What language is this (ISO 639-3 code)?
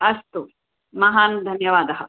san